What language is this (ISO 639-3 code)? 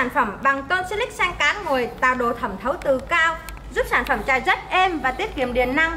vie